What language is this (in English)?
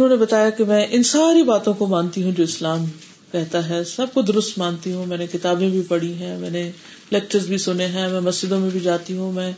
Urdu